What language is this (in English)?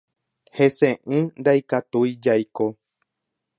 Guarani